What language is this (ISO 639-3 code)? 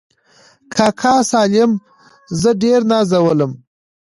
pus